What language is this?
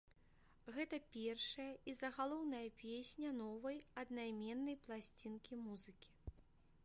Belarusian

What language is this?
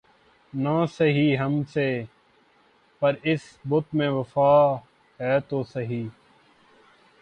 Urdu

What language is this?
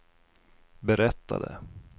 Swedish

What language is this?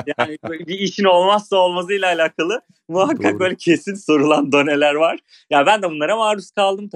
Turkish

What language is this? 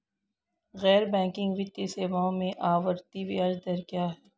Hindi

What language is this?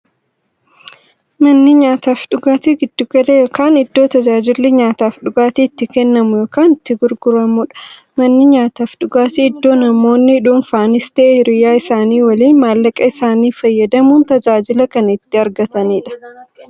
Oromo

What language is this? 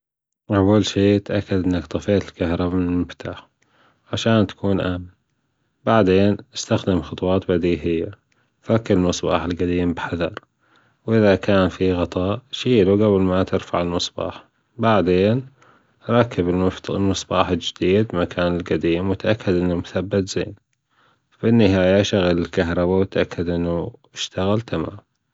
Gulf Arabic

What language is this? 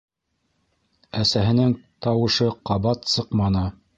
Bashkir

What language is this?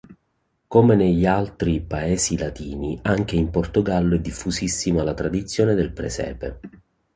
Italian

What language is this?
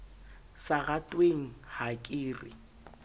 Southern Sotho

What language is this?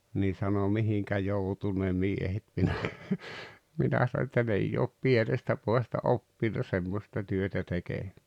Finnish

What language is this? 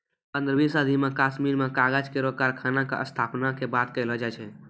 Maithili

